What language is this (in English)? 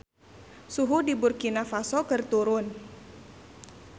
Sundanese